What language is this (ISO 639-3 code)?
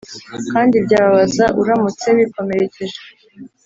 kin